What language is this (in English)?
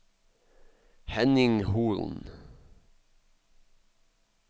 Norwegian